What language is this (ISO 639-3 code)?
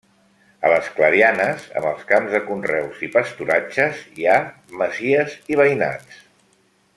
cat